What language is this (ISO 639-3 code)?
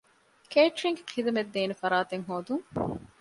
div